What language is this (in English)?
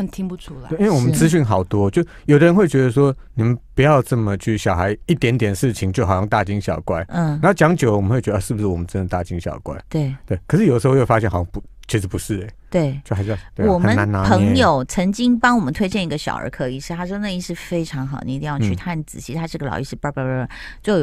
Chinese